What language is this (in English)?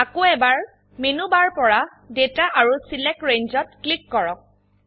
Assamese